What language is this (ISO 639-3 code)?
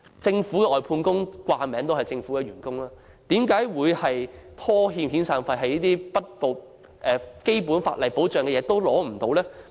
yue